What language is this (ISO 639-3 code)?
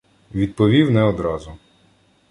ukr